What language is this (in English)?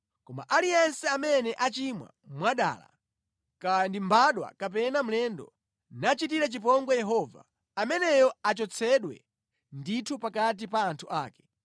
Nyanja